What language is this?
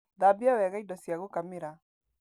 Kikuyu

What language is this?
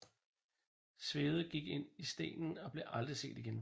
Danish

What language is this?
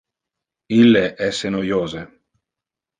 Interlingua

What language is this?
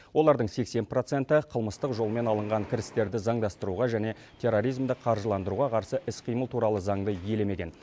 Kazakh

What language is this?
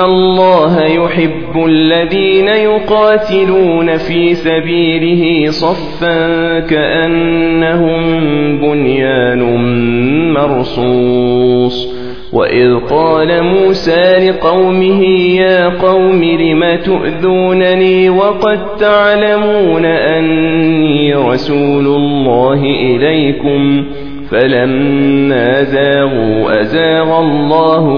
Arabic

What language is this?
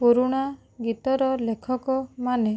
Odia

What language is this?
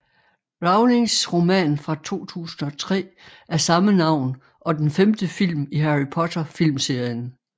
Danish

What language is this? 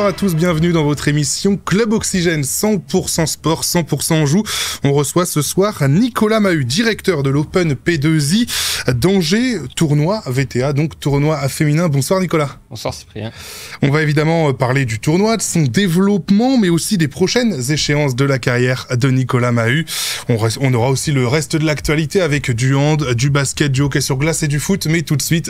French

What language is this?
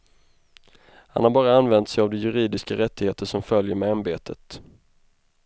Swedish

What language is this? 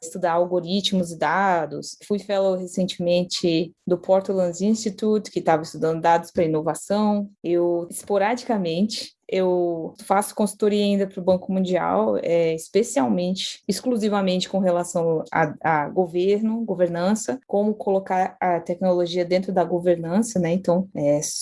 Portuguese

